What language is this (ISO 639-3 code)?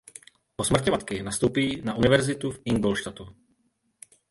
ces